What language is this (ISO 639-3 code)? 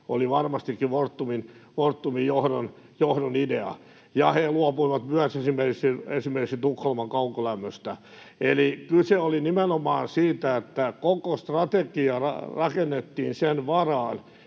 fin